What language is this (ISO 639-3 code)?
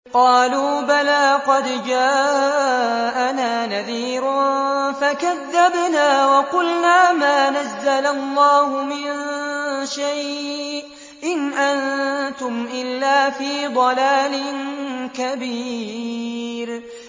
ara